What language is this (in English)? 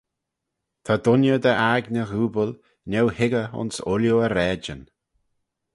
Manx